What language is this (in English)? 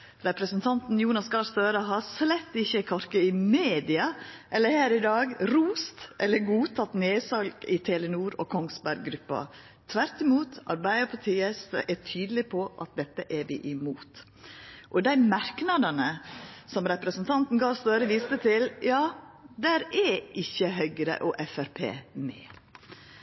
Norwegian Nynorsk